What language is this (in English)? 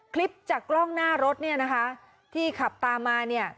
Thai